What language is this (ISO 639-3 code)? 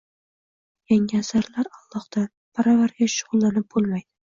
uzb